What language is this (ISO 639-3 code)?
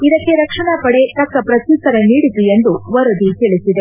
kan